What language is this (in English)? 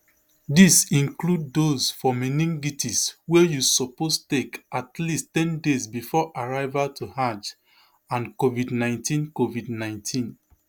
Nigerian Pidgin